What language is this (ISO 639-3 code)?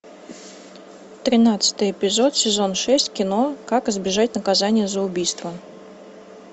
rus